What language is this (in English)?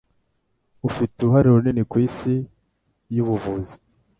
Kinyarwanda